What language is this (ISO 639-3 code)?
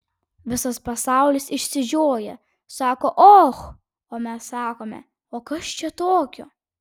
lit